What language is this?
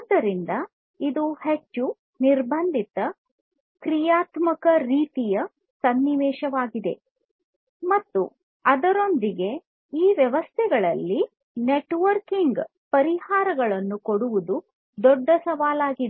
Kannada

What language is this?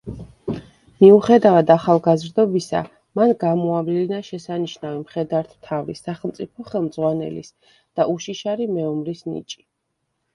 Georgian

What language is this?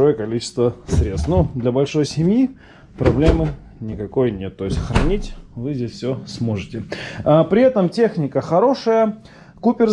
Russian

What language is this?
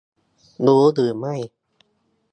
Thai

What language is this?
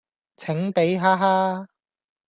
Cantonese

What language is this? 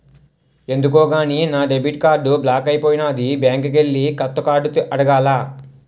Telugu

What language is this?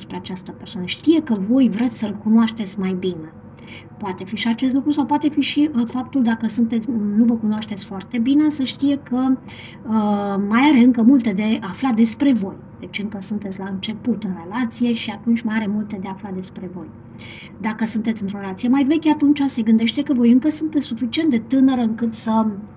Romanian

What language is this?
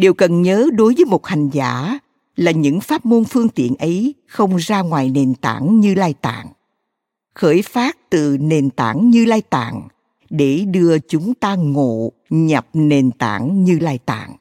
Vietnamese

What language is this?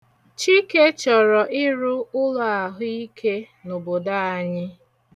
Igbo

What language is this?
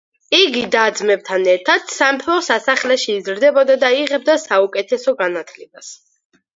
Georgian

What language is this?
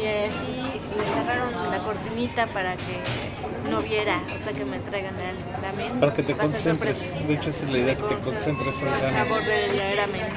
Spanish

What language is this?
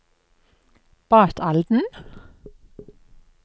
Norwegian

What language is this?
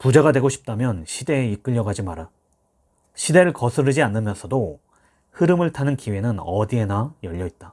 Korean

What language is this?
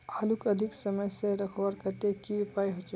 Magahi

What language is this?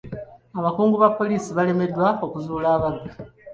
Ganda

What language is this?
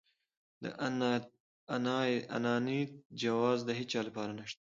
Pashto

